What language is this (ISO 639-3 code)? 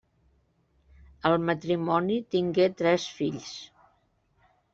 cat